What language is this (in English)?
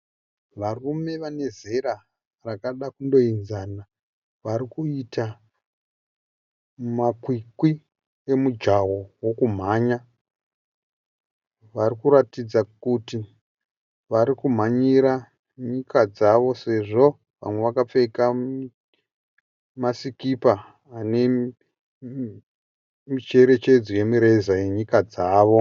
Shona